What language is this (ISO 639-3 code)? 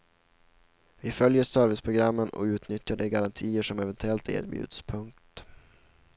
swe